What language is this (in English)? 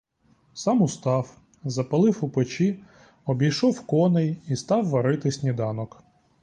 Ukrainian